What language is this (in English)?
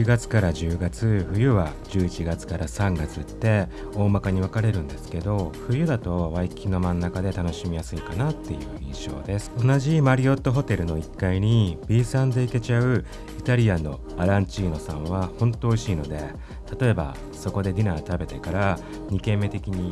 Japanese